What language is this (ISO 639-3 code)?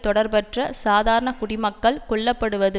tam